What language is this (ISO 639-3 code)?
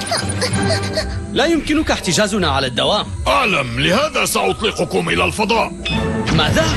ara